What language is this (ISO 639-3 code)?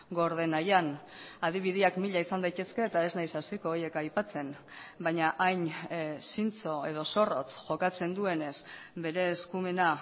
eus